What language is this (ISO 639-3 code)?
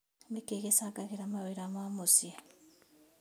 kik